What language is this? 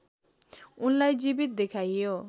Nepali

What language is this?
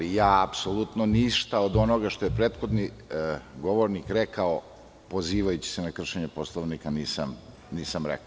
Serbian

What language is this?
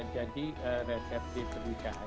Indonesian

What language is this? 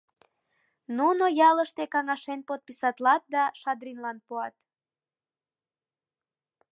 Mari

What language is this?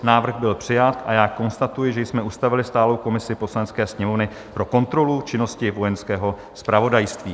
Czech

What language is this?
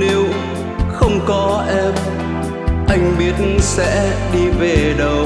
Vietnamese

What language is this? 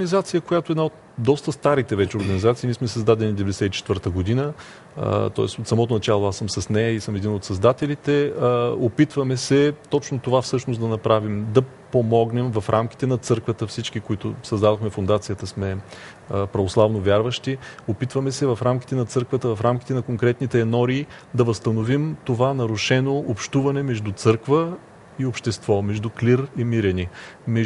Bulgarian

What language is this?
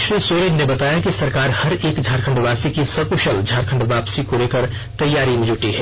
Hindi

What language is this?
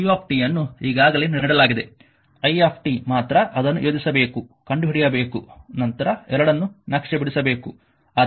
Kannada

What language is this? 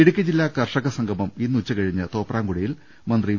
Malayalam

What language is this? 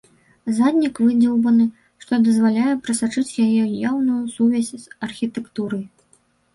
Belarusian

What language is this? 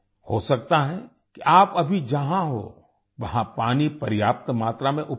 Hindi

